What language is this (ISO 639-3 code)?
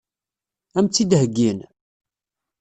kab